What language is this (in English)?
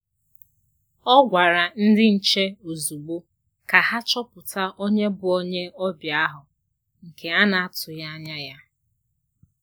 Igbo